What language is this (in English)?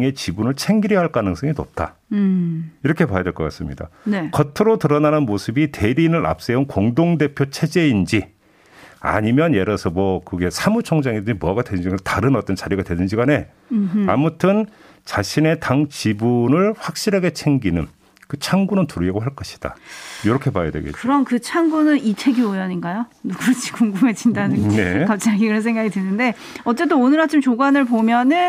Korean